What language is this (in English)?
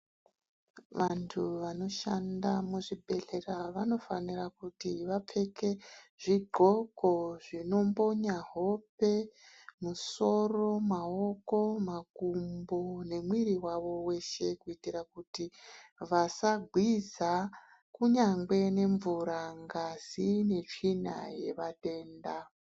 Ndau